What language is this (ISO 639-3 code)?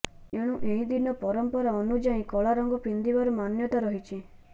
ori